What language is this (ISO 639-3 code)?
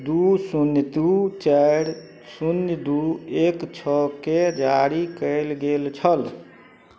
mai